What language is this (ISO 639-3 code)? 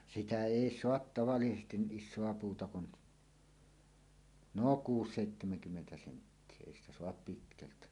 fin